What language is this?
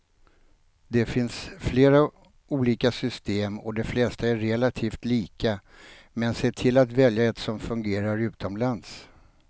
Swedish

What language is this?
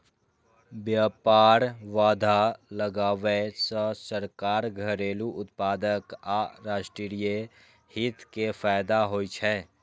Maithili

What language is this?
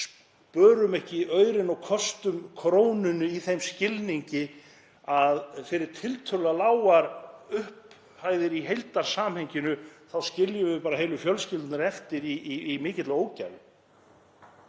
Icelandic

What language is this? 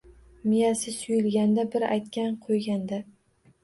Uzbek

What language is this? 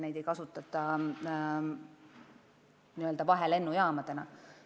Estonian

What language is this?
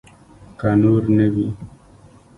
Pashto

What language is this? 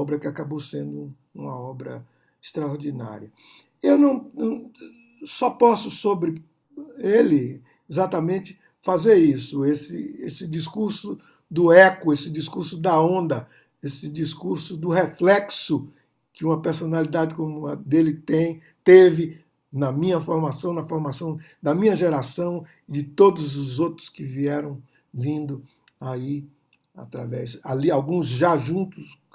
Portuguese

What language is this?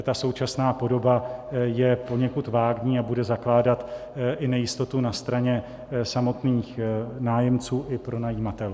Czech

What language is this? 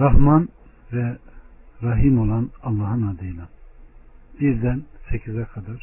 Turkish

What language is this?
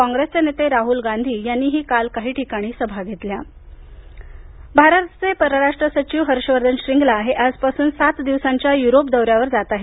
Marathi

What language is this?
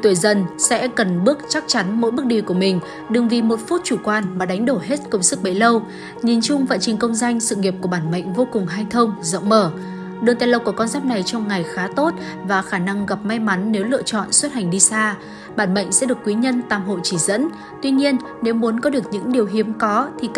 Vietnamese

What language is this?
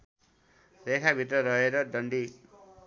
Nepali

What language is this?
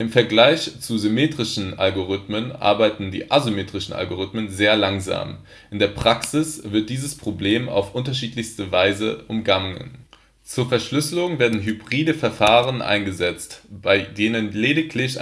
German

